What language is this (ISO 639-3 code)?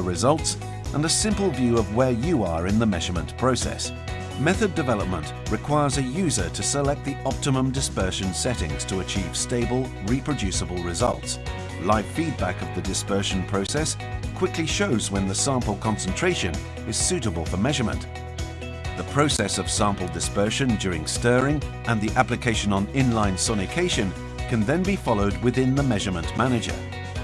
tur